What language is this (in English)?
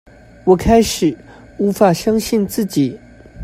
Chinese